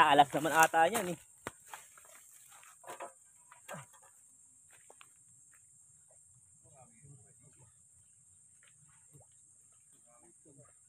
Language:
Filipino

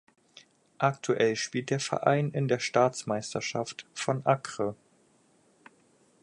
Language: German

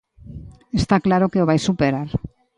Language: Galician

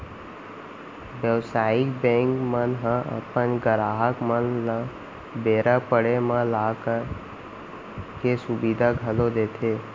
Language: Chhattisgarhi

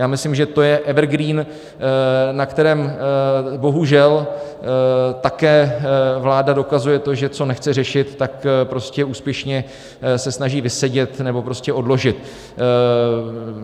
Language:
Czech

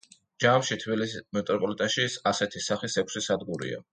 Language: Georgian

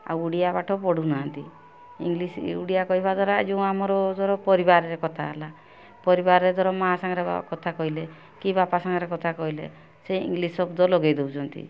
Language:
Odia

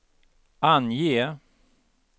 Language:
Swedish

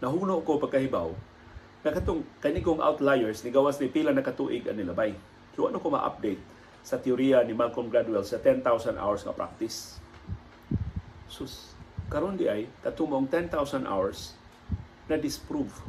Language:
Filipino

